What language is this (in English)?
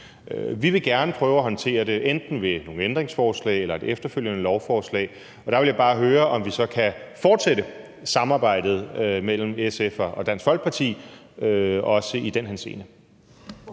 Danish